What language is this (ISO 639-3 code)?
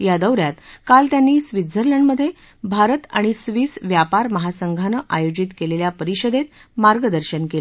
mar